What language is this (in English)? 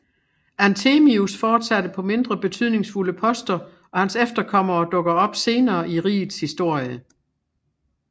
Danish